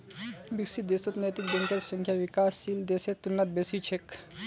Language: Magahi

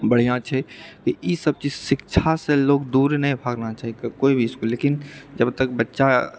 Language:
Maithili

